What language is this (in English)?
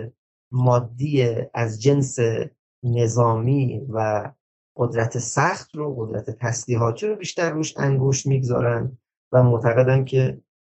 Persian